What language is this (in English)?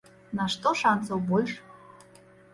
Belarusian